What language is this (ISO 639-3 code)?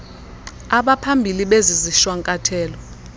xho